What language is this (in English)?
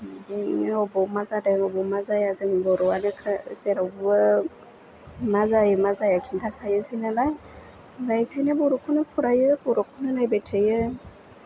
Bodo